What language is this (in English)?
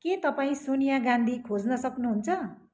Nepali